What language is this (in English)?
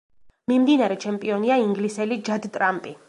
Georgian